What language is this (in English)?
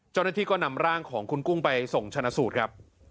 Thai